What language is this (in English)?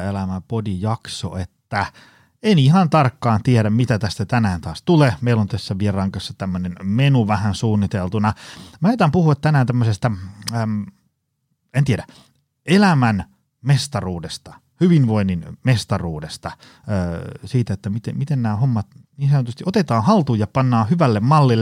Finnish